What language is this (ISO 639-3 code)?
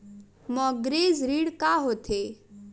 hne